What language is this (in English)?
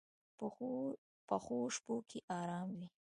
Pashto